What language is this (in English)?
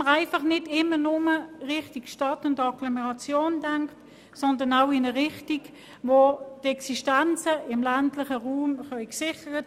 Swiss German